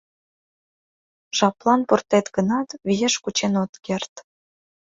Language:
Mari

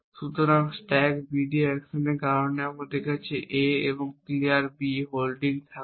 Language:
Bangla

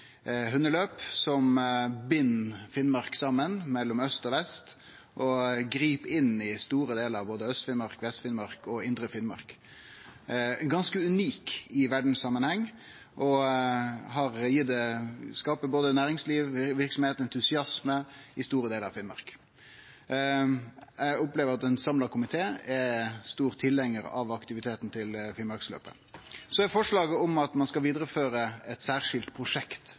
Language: Norwegian Nynorsk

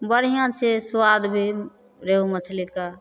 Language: Maithili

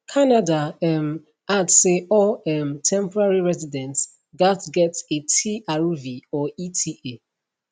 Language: Nigerian Pidgin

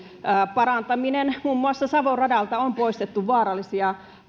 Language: Finnish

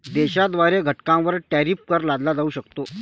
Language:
Marathi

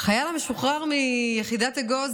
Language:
Hebrew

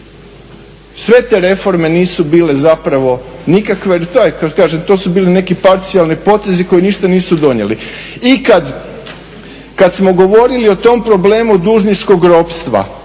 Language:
Croatian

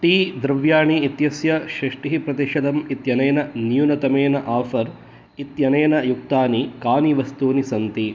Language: Sanskrit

